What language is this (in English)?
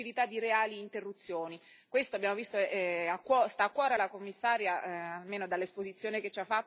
Italian